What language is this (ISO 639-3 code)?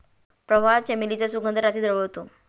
mar